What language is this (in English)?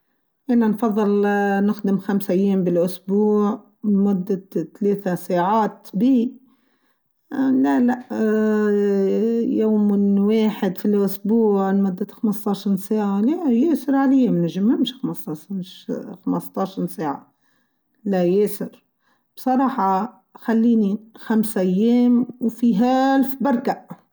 Tunisian Arabic